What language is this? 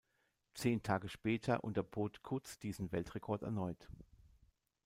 German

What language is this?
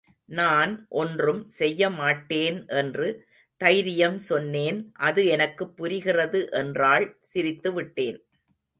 Tamil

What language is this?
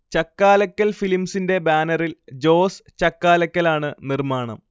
Malayalam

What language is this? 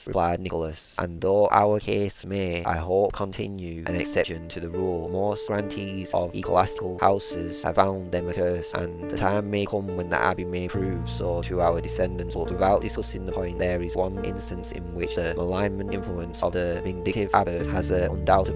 English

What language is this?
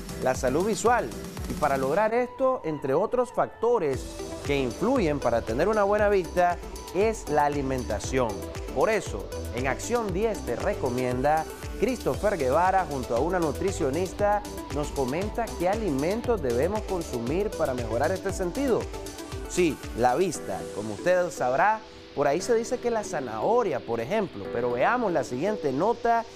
Spanish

